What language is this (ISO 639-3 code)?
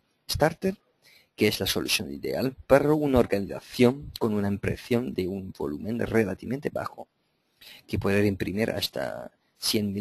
spa